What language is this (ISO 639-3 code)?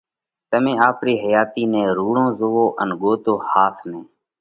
kvx